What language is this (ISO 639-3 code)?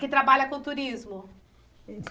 por